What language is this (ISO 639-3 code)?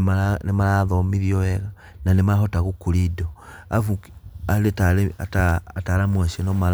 kik